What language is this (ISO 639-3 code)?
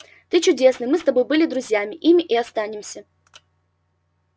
rus